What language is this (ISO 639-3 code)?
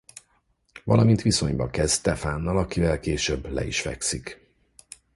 hun